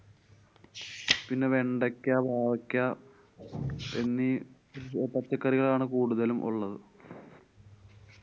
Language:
Malayalam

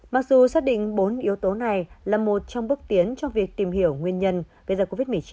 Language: Vietnamese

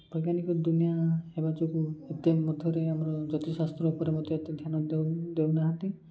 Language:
Odia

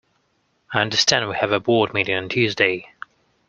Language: English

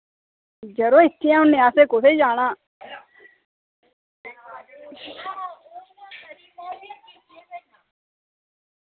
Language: Dogri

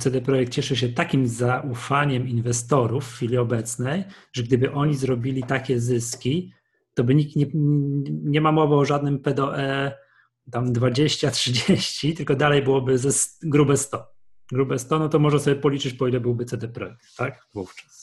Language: Polish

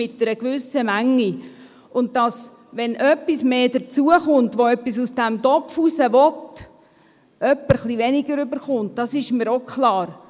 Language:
Swiss German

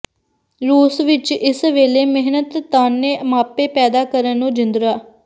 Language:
Punjabi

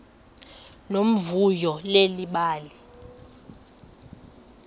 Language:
Xhosa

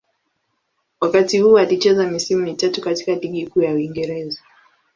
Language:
Swahili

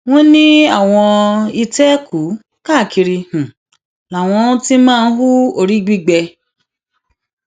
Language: Yoruba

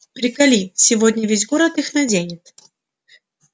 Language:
Russian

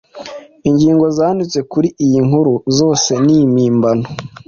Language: Kinyarwanda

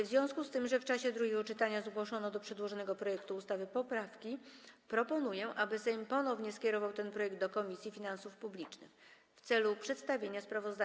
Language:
Polish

